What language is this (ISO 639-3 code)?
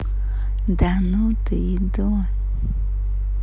rus